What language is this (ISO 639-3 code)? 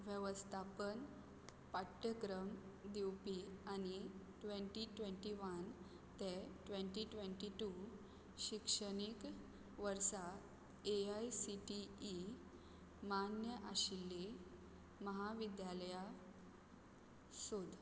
kok